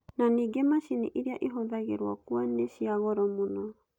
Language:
Kikuyu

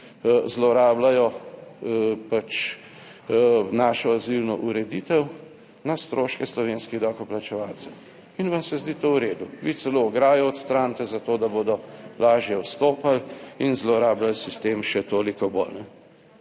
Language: Slovenian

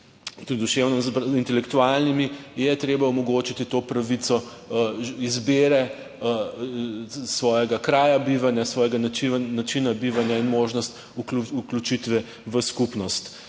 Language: Slovenian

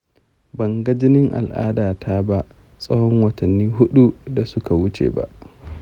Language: Hausa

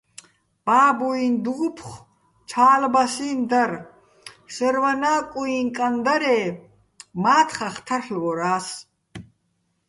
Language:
Bats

